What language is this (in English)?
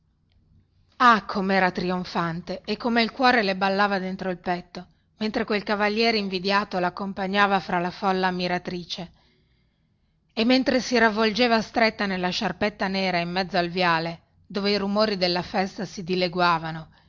Italian